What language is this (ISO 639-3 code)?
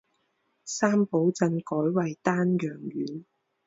zho